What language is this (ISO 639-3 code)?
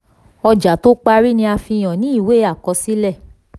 yor